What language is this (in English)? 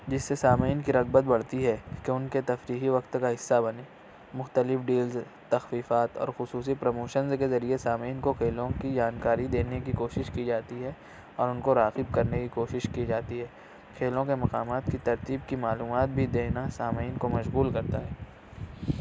Urdu